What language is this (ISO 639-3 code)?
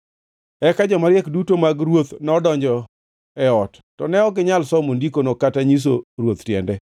luo